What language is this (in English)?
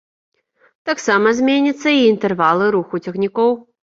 Belarusian